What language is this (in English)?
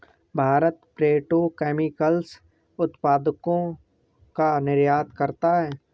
Hindi